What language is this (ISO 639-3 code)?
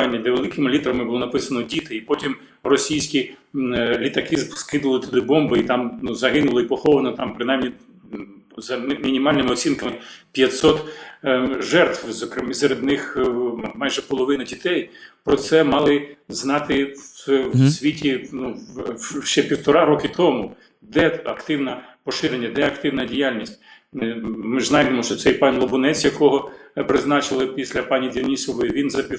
ukr